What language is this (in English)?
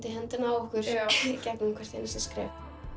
Icelandic